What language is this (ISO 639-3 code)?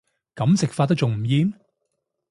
yue